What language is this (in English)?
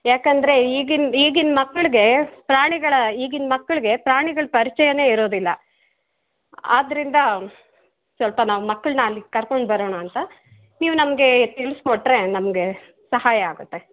Kannada